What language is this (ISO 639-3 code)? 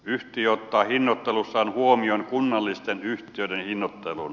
fin